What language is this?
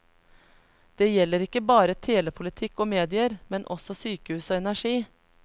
Norwegian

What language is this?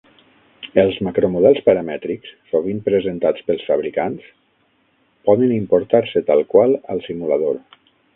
Catalan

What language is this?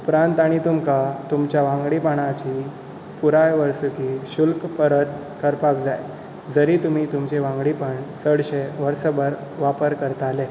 Konkani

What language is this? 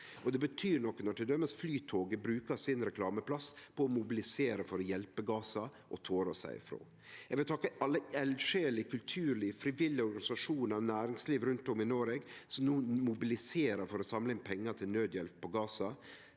Norwegian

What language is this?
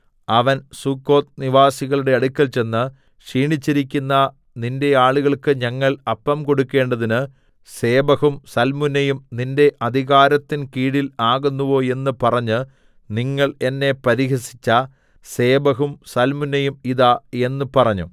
Malayalam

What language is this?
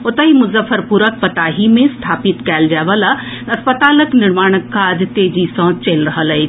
Maithili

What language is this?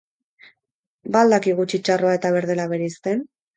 Basque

